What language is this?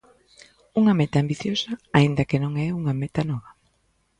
Galician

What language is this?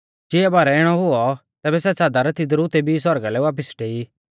Mahasu Pahari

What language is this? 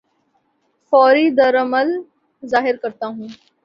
Urdu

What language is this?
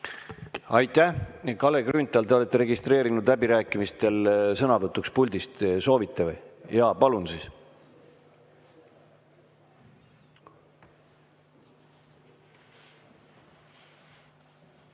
Estonian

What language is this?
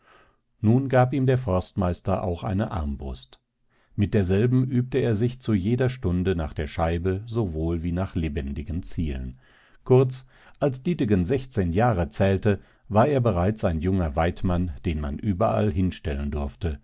German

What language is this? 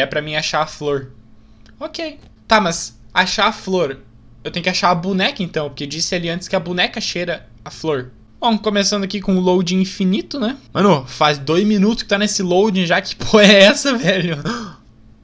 Portuguese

